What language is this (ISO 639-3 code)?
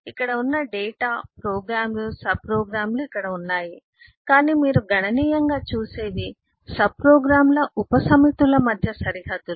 tel